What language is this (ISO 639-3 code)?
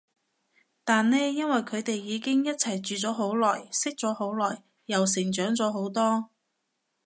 yue